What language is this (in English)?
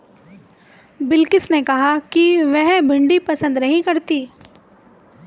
Hindi